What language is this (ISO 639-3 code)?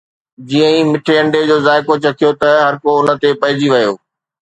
snd